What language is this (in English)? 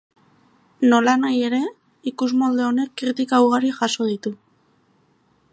Basque